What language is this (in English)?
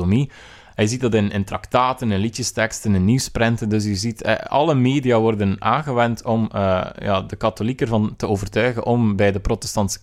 Dutch